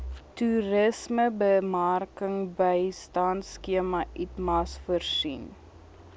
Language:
Afrikaans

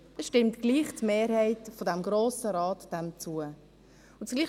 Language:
Swiss German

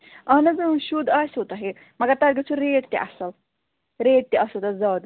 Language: Kashmiri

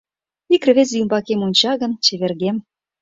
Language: Mari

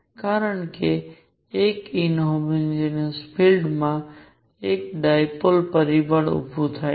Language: Gujarati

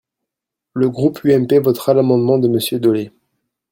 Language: French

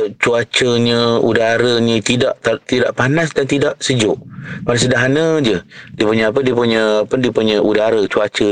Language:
Malay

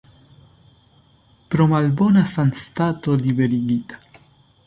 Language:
Esperanto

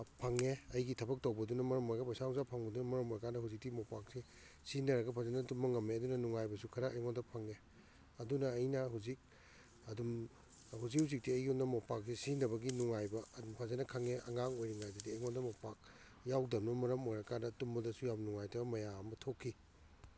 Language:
Manipuri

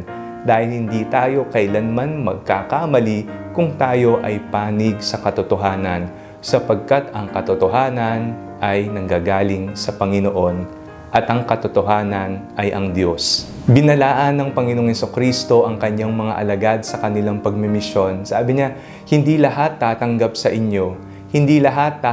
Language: Filipino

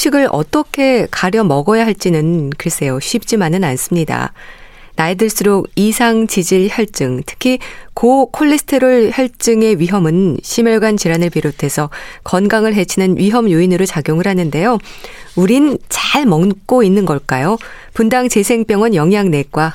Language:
Korean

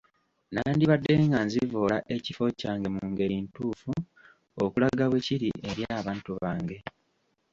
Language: Ganda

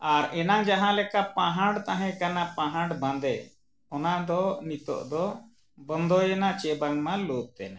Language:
Santali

